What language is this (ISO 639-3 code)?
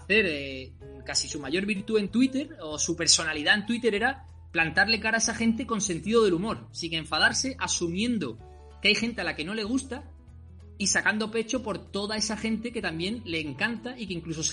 spa